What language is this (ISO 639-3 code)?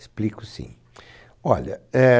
por